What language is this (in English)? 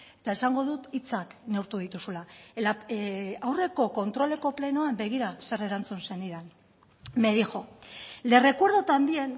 Basque